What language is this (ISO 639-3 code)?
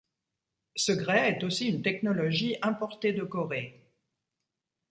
fra